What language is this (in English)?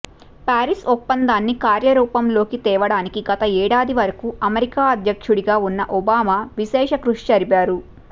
Telugu